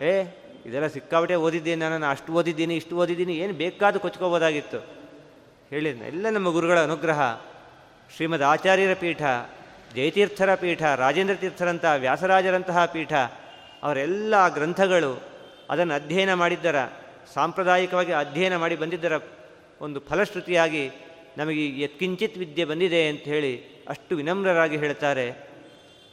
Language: Kannada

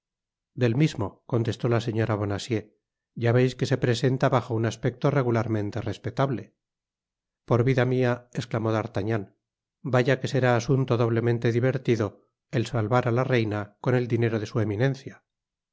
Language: Spanish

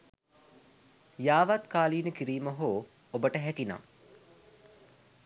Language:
Sinhala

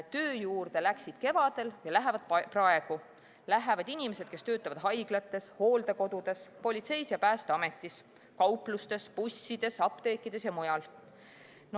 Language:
Estonian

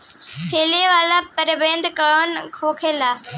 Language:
Bhojpuri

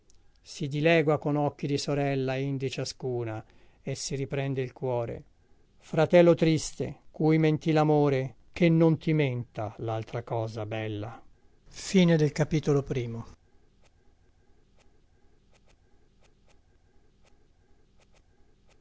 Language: Italian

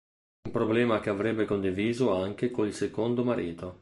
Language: Italian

